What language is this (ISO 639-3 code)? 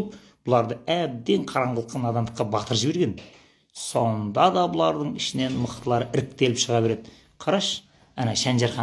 tur